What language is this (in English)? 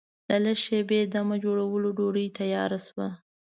Pashto